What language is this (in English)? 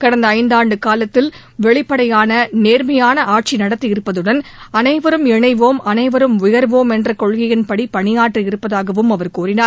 Tamil